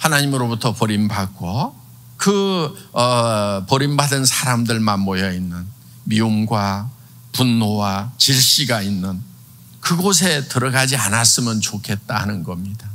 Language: Korean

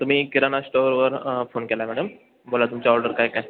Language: Marathi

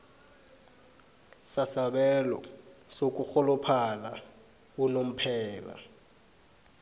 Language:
South Ndebele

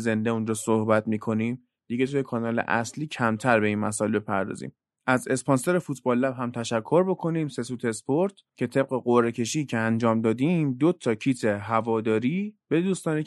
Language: Persian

